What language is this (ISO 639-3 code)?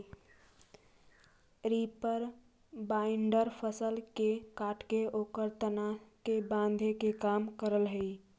mag